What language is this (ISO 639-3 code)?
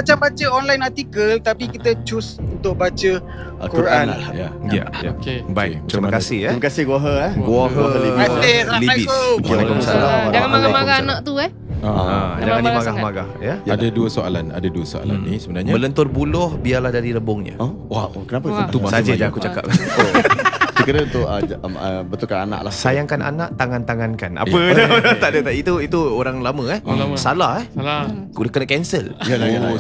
msa